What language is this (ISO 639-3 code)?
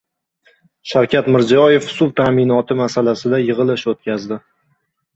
uzb